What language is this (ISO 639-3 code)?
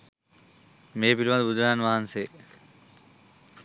sin